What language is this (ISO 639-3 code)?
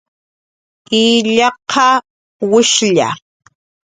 jqr